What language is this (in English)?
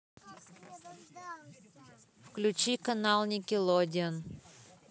Russian